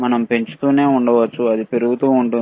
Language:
Telugu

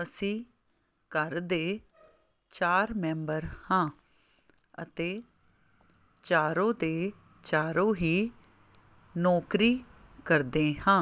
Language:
Punjabi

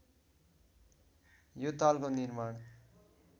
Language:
Nepali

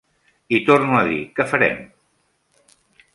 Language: Catalan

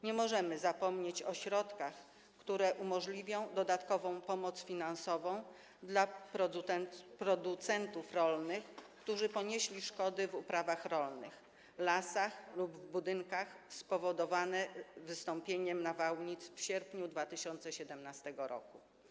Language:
Polish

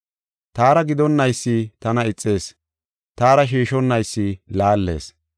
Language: Gofa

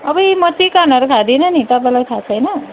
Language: Nepali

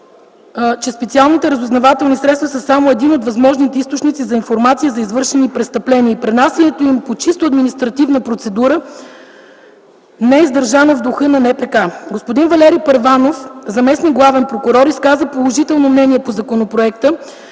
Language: Bulgarian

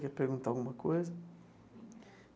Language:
Portuguese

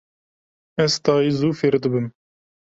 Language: Kurdish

